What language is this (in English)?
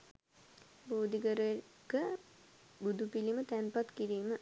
Sinhala